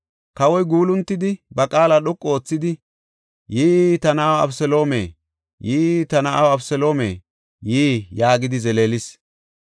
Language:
Gofa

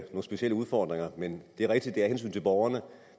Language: Danish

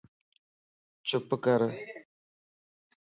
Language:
Lasi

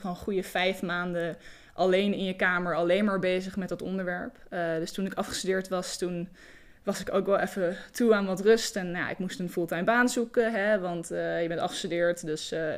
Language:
Dutch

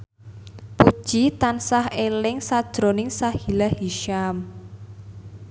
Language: Javanese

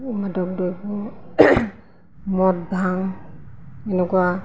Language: Assamese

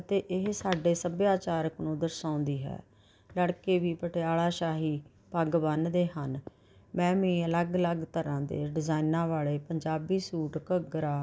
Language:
Punjabi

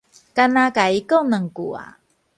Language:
Min Nan Chinese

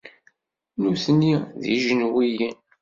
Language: Kabyle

